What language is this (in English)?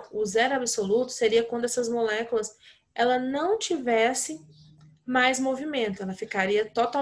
Portuguese